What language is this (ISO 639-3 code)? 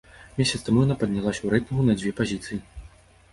bel